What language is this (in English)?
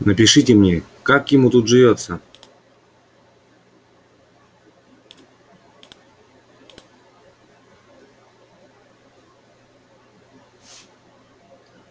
Russian